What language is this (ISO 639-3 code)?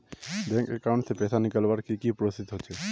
mag